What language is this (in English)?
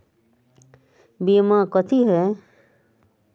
Magahi